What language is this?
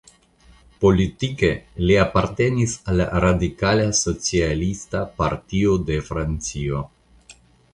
Esperanto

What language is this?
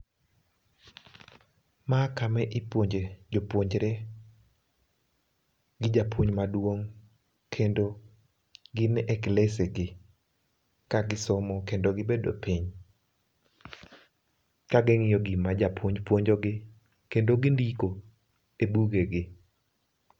Luo (Kenya and Tanzania)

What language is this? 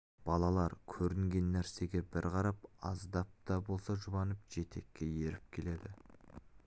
Kazakh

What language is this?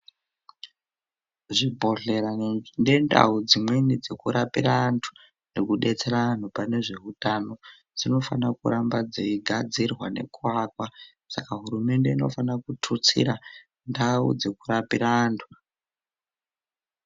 Ndau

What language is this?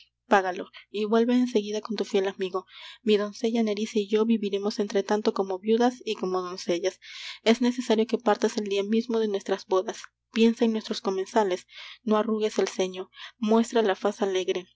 Spanish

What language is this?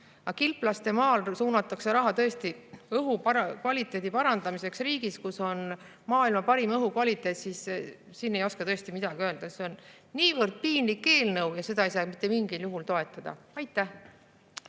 Estonian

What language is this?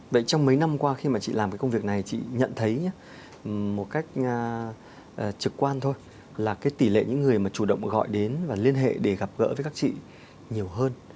Vietnamese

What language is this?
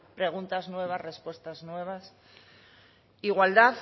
Spanish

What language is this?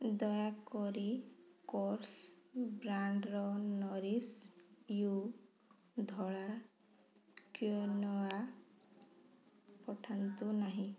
Odia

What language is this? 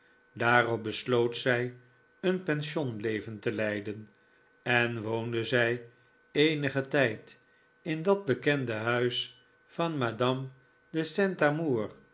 Dutch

